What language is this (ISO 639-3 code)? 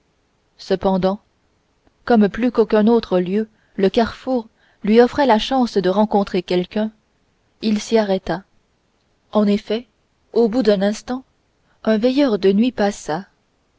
fra